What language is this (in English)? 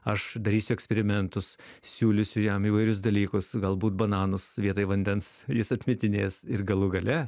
Lithuanian